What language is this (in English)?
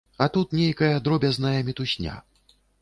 Belarusian